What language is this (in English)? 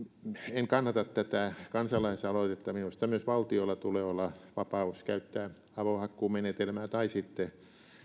Finnish